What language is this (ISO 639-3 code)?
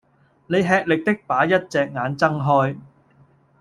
yue